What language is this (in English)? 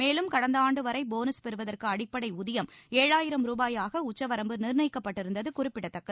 Tamil